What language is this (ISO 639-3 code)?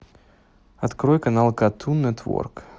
rus